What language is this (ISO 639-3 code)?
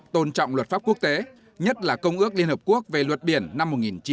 vie